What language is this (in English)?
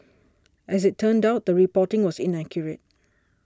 English